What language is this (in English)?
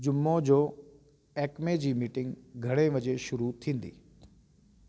Sindhi